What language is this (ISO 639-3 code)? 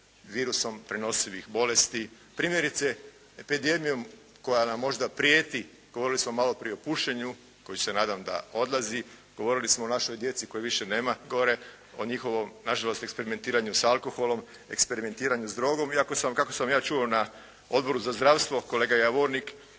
hrv